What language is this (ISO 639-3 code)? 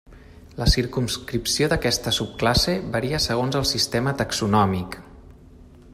cat